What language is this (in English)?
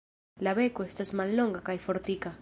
Esperanto